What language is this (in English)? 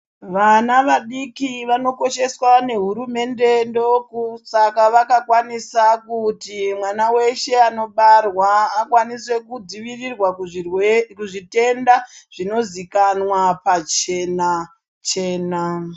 Ndau